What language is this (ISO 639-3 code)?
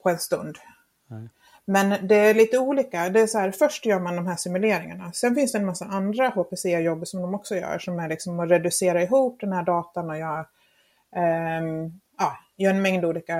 swe